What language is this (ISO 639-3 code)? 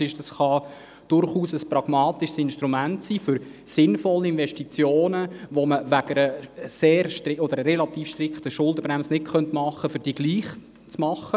gsw